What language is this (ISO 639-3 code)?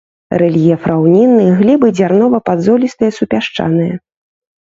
bel